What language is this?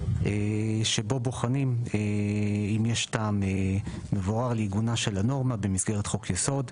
Hebrew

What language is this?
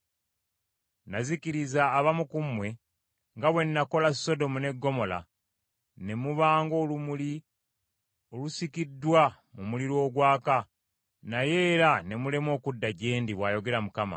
Ganda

